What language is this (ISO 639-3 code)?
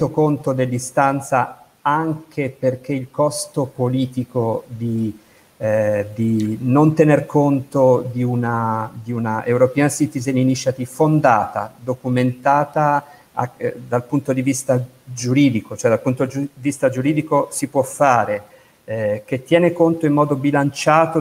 ita